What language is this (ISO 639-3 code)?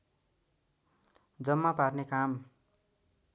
nep